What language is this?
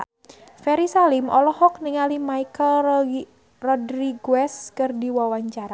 Sundanese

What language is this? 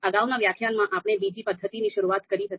Gujarati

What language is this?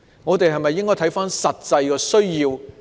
Cantonese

